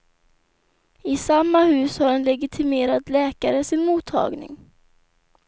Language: Swedish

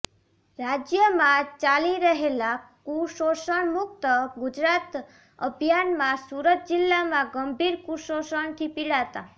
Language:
Gujarati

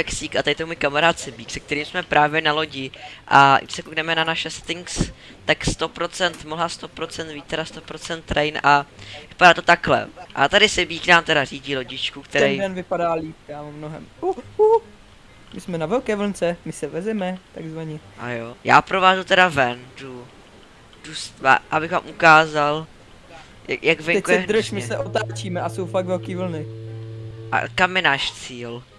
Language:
Czech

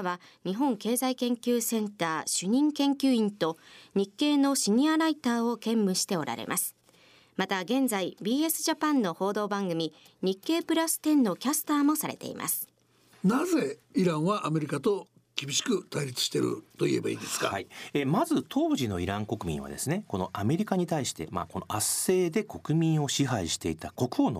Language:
Japanese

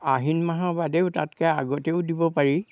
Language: Assamese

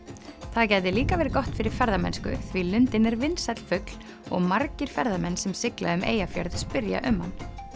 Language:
Icelandic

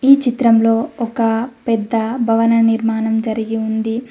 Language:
Telugu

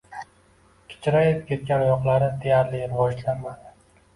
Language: Uzbek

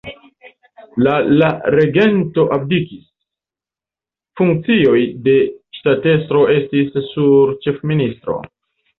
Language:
Esperanto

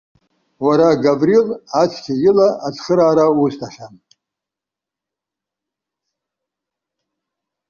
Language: Abkhazian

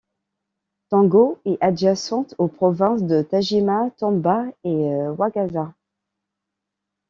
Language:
French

